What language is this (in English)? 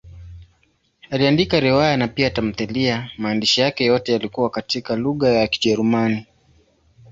Swahili